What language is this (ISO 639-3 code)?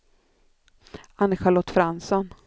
swe